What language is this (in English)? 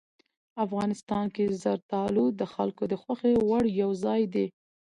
Pashto